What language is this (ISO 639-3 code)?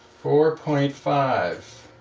eng